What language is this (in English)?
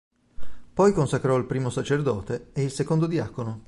Italian